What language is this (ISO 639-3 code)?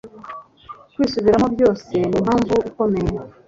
kin